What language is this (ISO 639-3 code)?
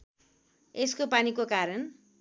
nep